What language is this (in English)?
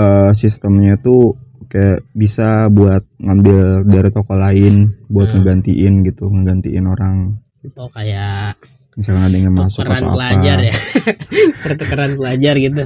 Indonesian